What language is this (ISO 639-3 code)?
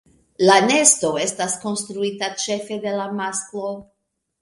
epo